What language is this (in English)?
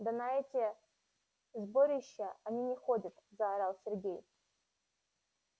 Russian